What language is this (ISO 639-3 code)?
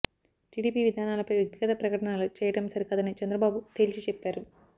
tel